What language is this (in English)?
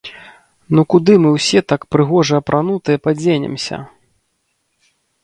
Belarusian